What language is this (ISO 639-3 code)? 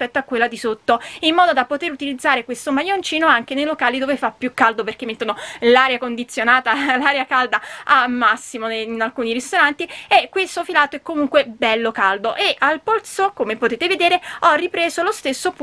ita